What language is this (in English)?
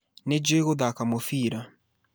Kikuyu